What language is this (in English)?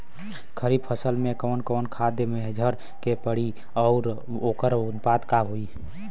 Bhojpuri